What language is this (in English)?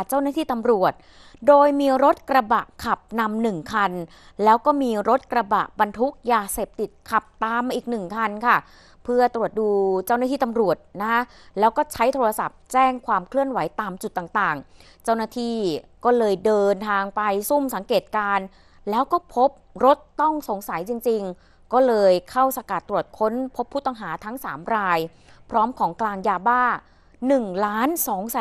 Thai